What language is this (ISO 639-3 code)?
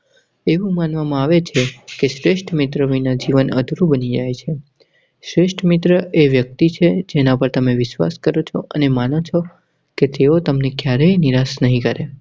guj